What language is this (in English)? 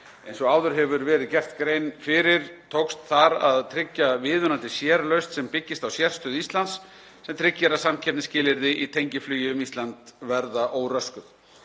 Icelandic